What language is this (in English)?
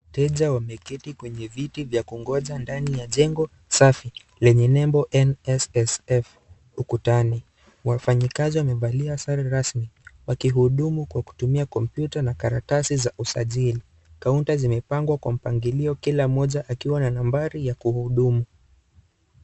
Swahili